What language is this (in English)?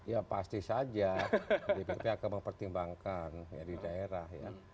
Indonesian